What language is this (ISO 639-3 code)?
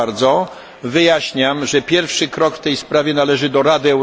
pol